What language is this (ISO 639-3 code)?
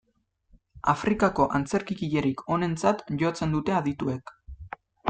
eus